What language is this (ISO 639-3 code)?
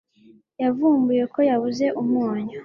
kin